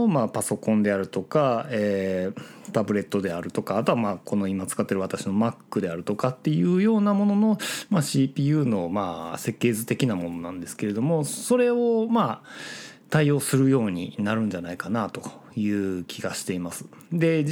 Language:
Japanese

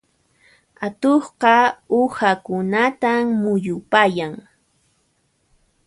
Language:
Puno Quechua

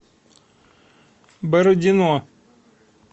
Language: Russian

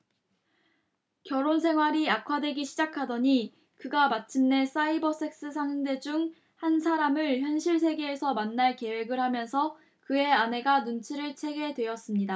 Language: Korean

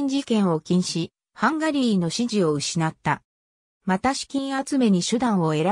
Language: Japanese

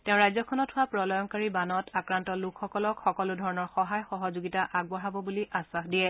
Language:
Assamese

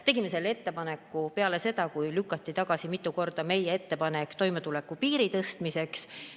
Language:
Estonian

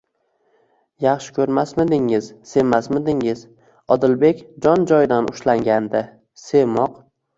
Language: Uzbek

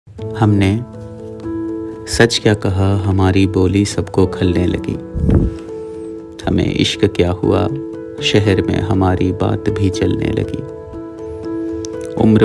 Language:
Hindi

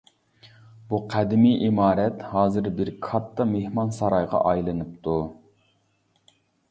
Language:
Uyghur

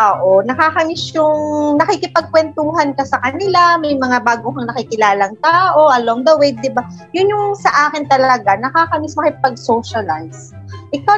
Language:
Filipino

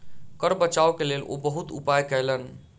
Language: Maithili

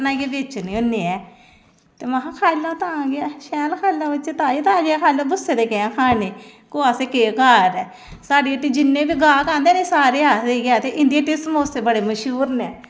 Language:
Dogri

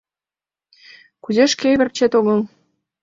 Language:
Mari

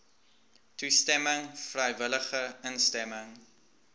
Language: Afrikaans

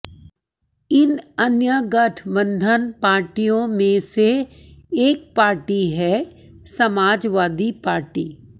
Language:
Hindi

